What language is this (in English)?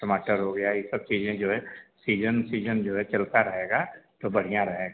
Hindi